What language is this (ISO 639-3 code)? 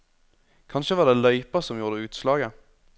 nor